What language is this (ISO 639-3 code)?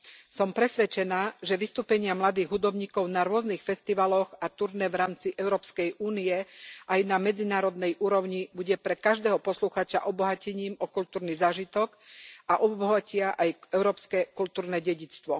slk